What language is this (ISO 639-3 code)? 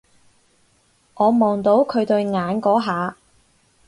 yue